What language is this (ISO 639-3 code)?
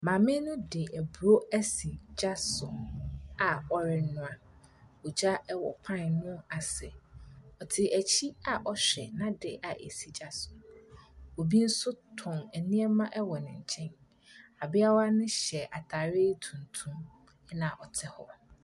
aka